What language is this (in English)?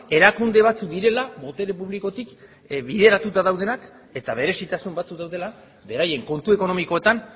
Basque